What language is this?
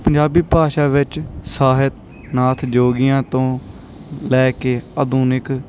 Punjabi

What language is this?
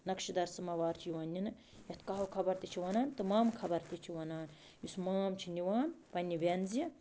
Kashmiri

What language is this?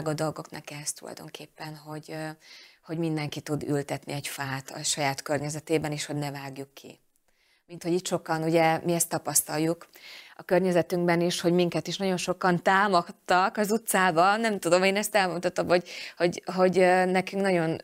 Hungarian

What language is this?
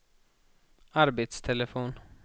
Swedish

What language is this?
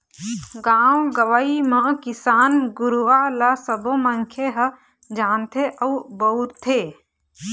Chhattisgarhi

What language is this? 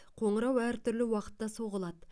Kazakh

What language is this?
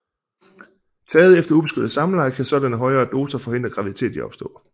Danish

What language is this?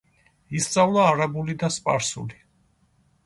Georgian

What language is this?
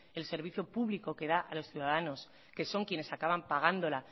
Spanish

